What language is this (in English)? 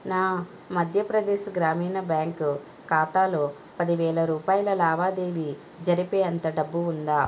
Telugu